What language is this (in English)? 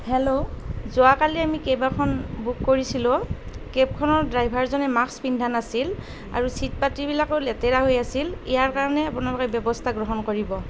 Assamese